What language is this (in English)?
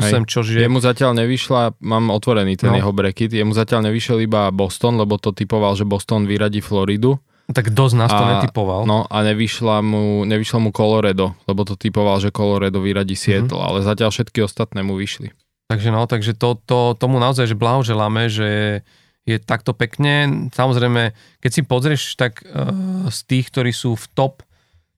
Slovak